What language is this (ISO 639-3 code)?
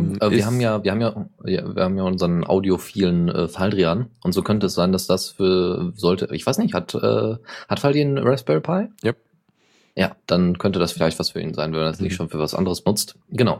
deu